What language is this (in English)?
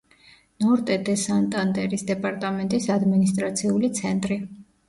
Georgian